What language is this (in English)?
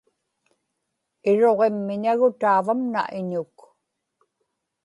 Inupiaq